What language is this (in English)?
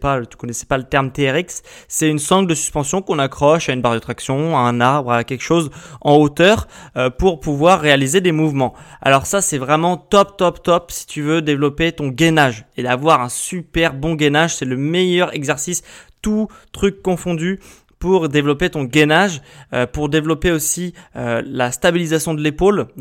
French